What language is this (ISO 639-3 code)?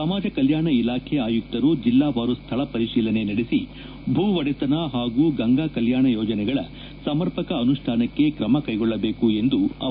kan